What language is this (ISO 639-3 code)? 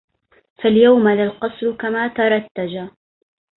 ara